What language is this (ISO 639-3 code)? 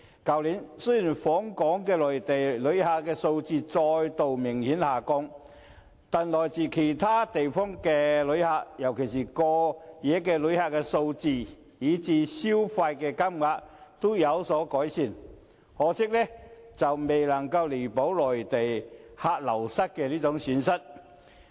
yue